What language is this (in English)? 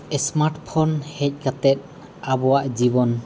Santali